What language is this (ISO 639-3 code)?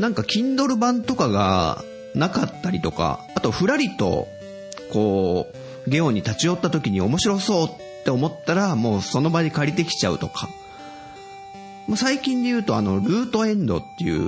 jpn